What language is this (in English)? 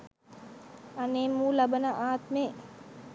Sinhala